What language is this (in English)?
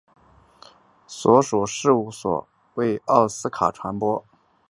Chinese